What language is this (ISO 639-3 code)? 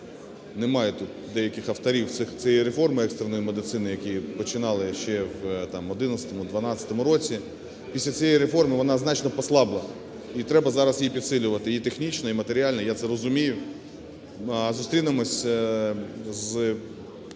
ukr